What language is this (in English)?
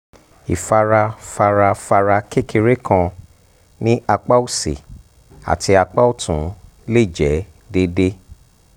Yoruba